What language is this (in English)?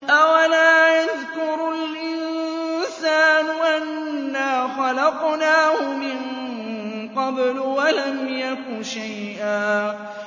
Arabic